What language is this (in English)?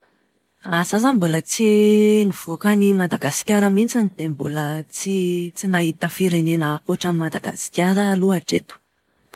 Malagasy